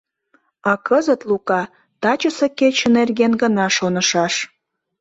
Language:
Mari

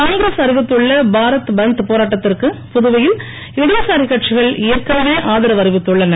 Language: Tamil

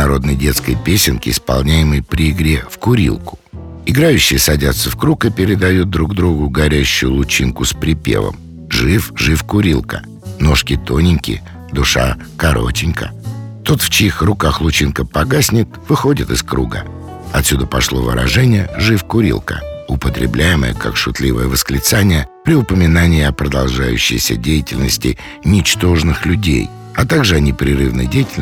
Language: Russian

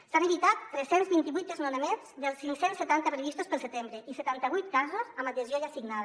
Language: Catalan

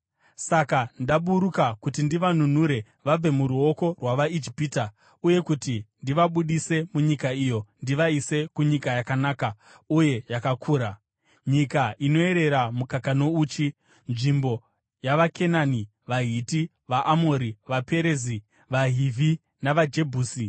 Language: Shona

